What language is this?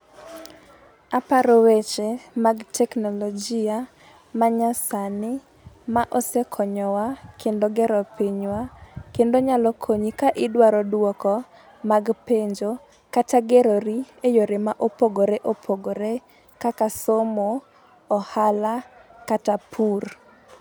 Luo (Kenya and Tanzania)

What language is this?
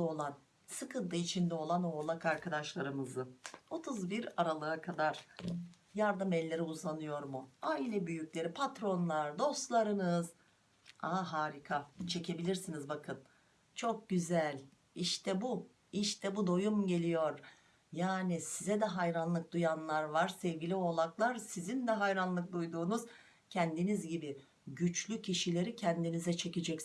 Turkish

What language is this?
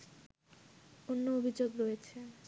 Bangla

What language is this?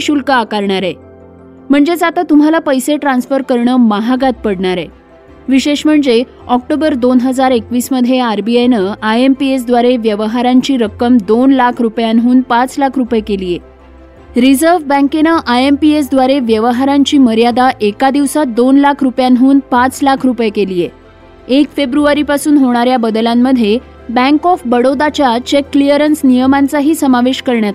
Marathi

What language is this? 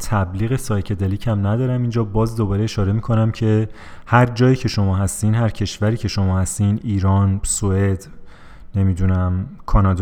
Persian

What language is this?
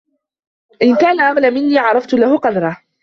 Arabic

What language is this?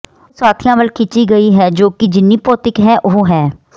Punjabi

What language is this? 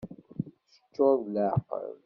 Kabyle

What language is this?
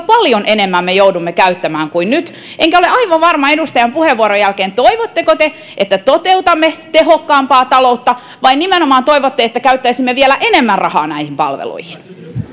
Finnish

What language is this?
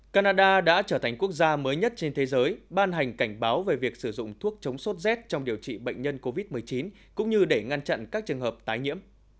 Vietnamese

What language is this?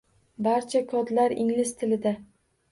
Uzbek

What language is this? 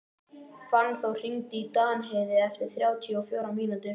Icelandic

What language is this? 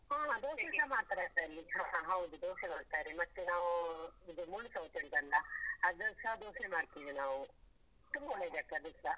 Kannada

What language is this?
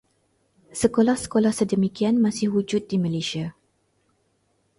Malay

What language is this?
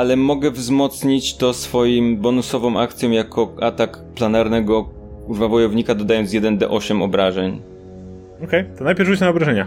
Polish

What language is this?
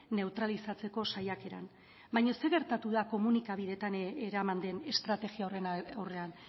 Basque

